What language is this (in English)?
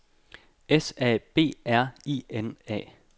Danish